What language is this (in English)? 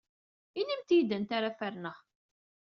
Kabyle